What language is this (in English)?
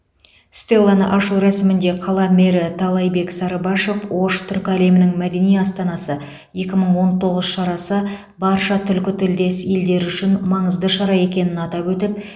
Kazakh